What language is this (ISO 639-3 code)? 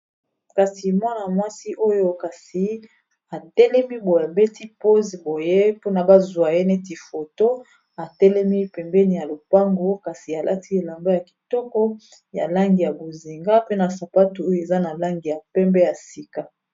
lin